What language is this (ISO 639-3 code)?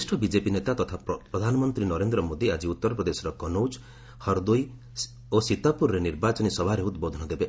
ori